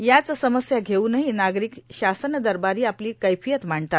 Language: Marathi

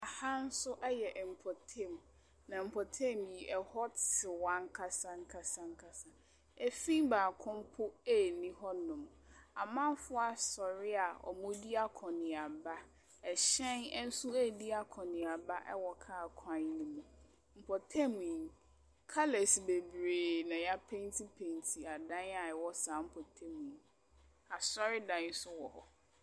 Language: Akan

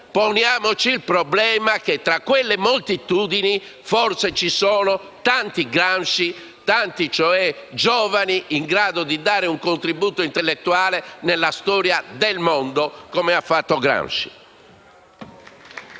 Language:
Italian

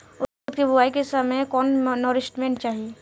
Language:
Bhojpuri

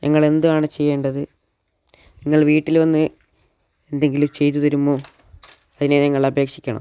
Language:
Malayalam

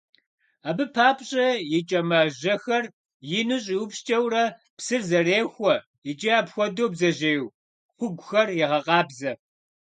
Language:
Kabardian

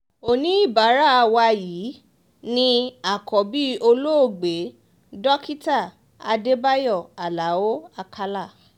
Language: Yoruba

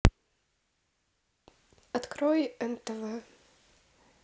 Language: Russian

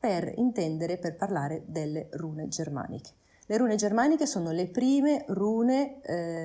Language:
Italian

